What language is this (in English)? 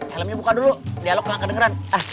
Indonesian